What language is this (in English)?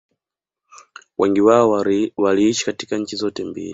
Swahili